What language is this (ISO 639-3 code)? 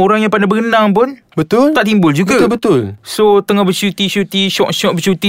msa